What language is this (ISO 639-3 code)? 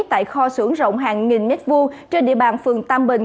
vie